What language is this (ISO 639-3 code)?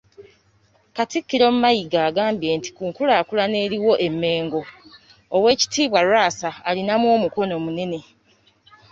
lug